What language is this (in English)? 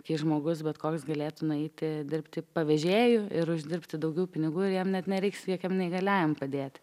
Lithuanian